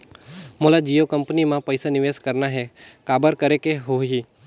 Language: Chhattisgarhi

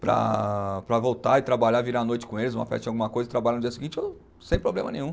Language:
Portuguese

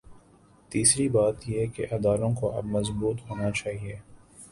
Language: Urdu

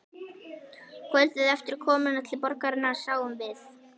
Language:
Icelandic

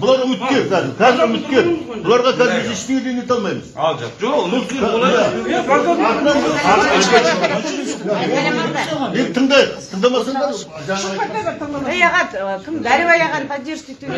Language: Turkish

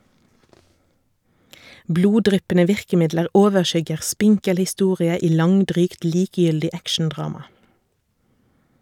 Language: Norwegian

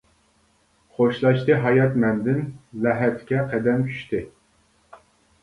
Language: Uyghur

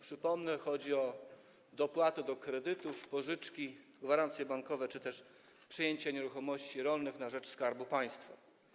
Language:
Polish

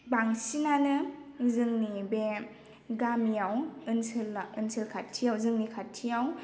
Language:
Bodo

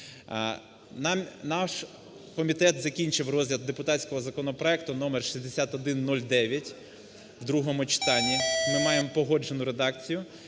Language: Ukrainian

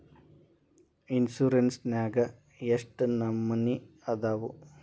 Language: Kannada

